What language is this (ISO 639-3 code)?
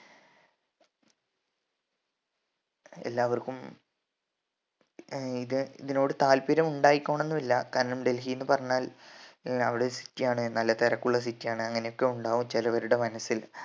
mal